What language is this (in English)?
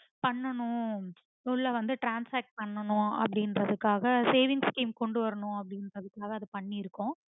Tamil